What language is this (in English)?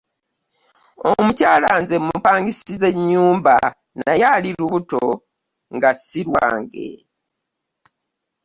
Ganda